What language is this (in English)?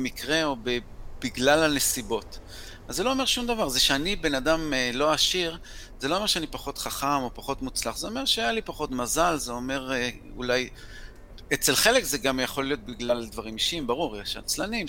Hebrew